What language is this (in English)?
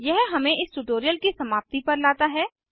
Hindi